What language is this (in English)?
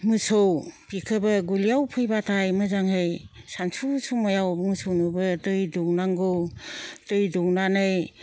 Bodo